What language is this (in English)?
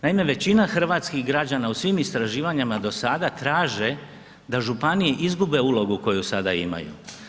Croatian